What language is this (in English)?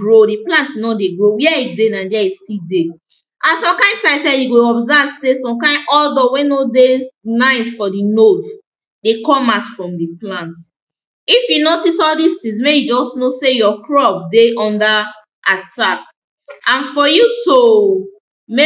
Nigerian Pidgin